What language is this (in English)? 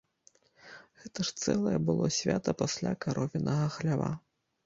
Belarusian